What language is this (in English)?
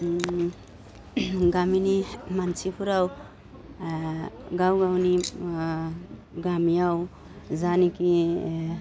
Bodo